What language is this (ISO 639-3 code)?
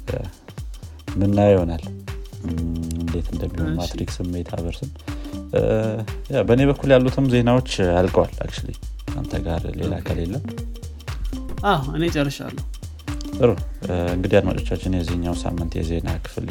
amh